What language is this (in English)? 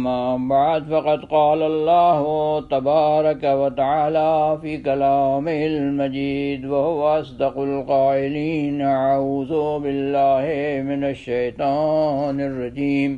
Urdu